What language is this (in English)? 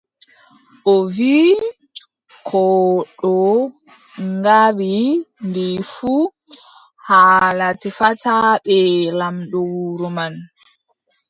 Adamawa Fulfulde